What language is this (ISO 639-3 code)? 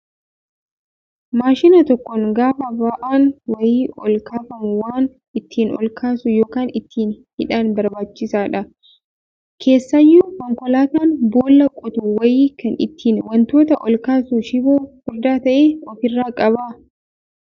orm